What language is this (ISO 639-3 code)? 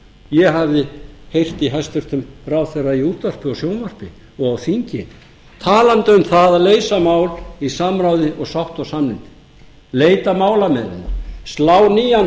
isl